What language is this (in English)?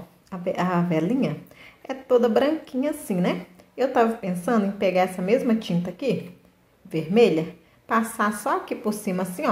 Portuguese